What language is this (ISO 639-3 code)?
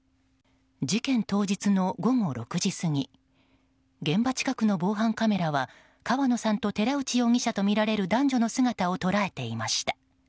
jpn